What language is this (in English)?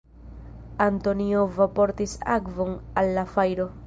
Esperanto